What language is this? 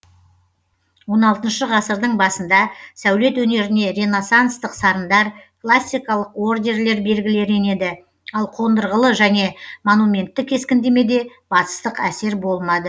Kazakh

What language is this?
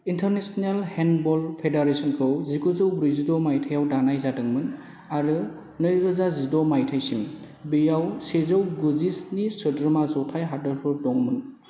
Bodo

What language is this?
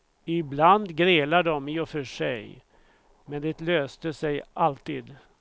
Swedish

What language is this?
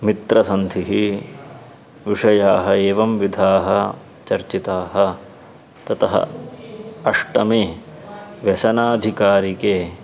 Sanskrit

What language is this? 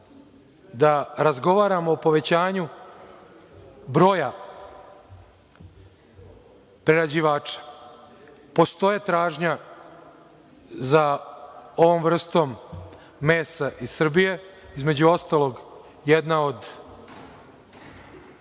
Serbian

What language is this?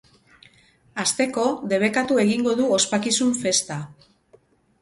Basque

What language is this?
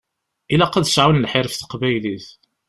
Kabyle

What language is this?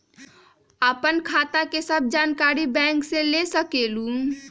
Magahi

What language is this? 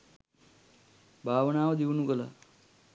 Sinhala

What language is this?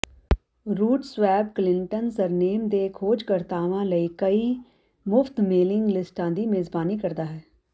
Punjabi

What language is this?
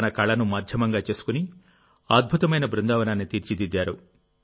Telugu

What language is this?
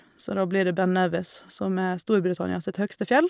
Norwegian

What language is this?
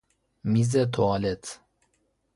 Persian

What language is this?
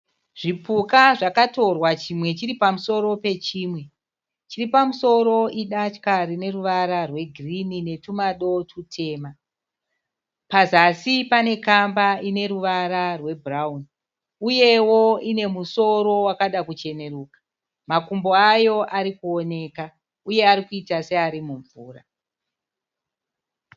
Shona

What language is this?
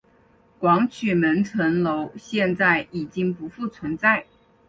Chinese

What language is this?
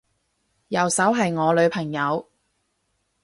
Cantonese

